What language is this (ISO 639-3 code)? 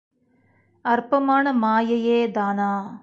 tam